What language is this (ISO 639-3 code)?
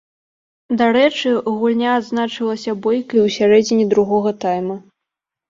bel